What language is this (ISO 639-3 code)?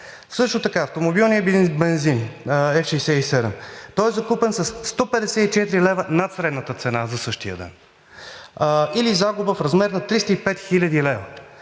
bul